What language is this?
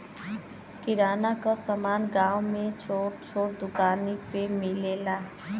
Bhojpuri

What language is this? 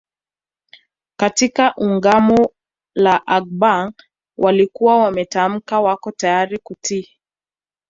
Swahili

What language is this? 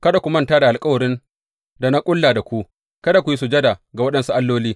Hausa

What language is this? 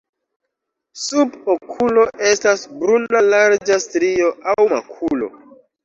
Esperanto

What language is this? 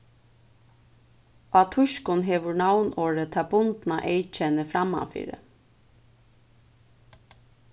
Faroese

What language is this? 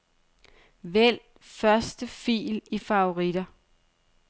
Danish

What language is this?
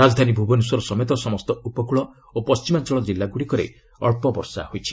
Odia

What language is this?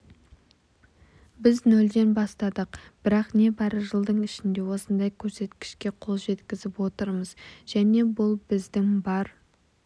Kazakh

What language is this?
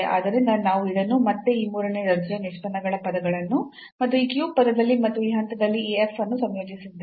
Kannada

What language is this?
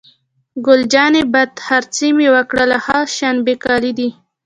Pashto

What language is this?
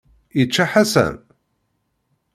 Kabyle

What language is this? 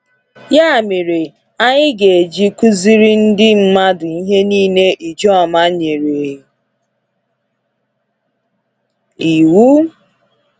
Igbo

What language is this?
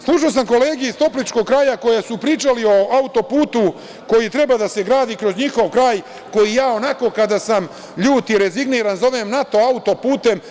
Serbian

